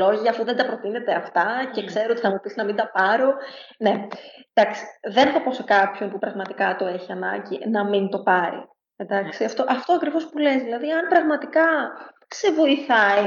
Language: Greek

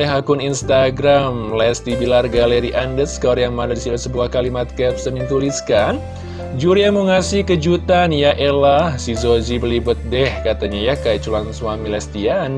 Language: Indonesian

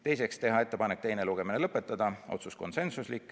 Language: Estonian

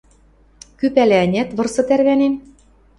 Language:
Western Mari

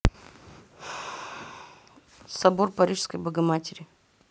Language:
Russian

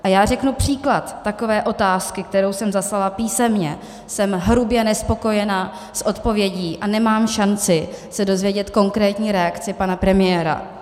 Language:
Czech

